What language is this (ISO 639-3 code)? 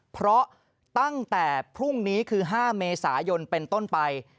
tha